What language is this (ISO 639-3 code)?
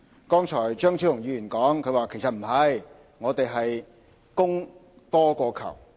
yue